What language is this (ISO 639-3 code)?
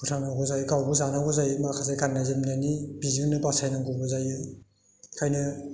brx